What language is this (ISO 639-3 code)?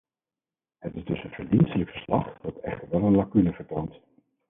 nld